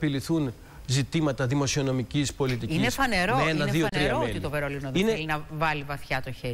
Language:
Greek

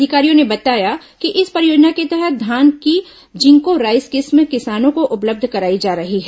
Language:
Hindi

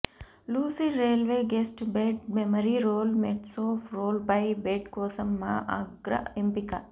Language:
Telugu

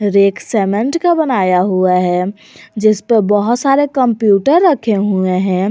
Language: Hindi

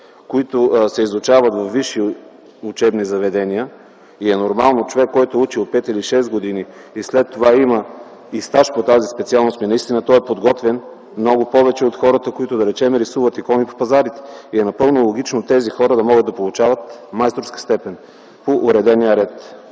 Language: Bulgarian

